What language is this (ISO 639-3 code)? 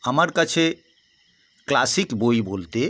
ben